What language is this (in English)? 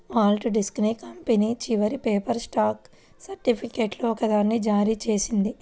Telugu